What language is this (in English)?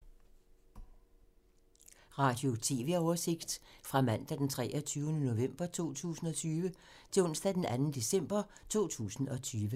Danish